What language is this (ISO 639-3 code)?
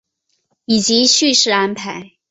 zho